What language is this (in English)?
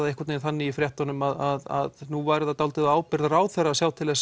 Icelandic